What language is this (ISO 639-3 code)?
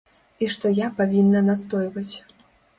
bel